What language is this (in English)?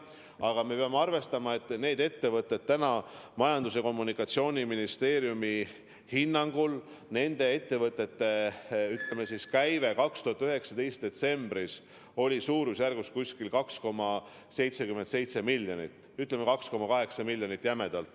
Estonian